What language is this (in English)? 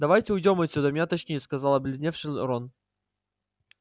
Russian